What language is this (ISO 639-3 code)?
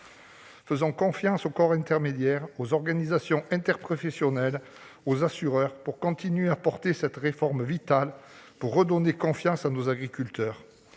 fra